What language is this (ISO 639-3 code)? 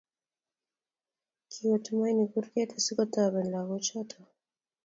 kln